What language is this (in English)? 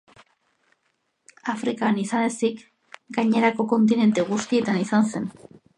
Basque